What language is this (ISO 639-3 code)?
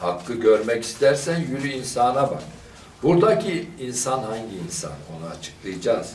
tur